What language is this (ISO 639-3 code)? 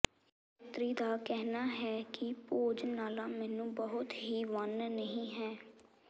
pan